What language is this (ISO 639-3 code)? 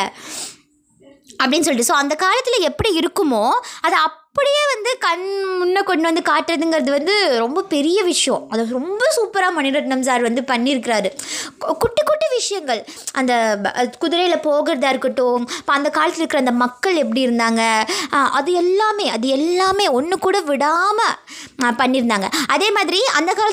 tam